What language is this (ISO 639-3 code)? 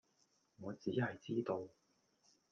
yue